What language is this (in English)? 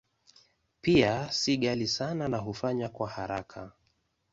Swahili